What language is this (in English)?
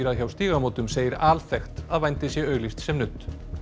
Icelandic